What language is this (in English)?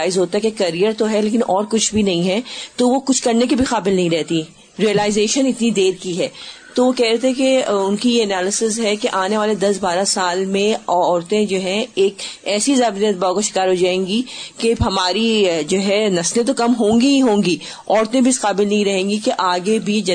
Urdu